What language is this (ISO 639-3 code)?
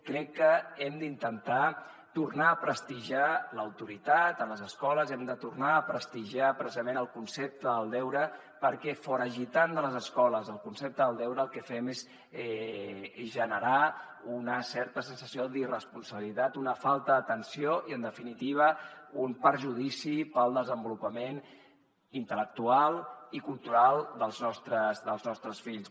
cat